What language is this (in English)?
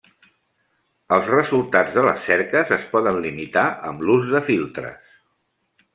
Catalan